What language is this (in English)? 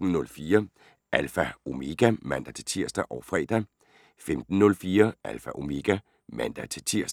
Danish